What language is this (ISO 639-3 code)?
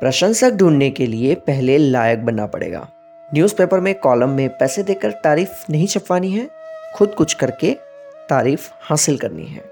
hin